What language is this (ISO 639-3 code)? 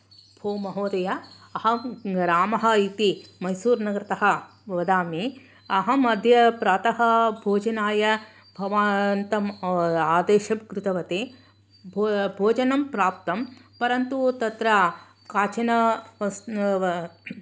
san